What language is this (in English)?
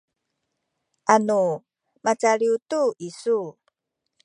Sakizaya